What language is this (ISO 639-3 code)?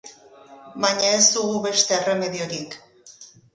eus